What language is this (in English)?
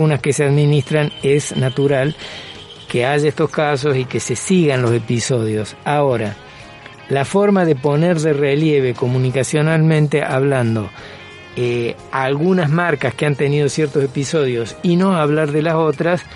Spanish